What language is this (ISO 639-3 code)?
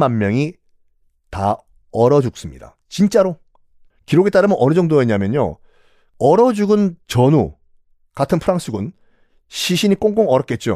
kor